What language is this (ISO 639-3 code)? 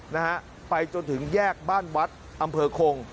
tha